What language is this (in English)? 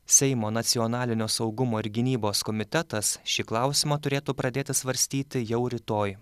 Lithuanian